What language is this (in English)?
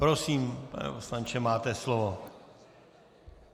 Czech